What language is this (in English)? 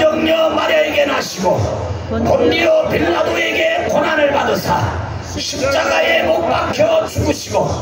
Korean